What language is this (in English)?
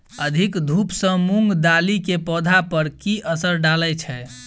Maithili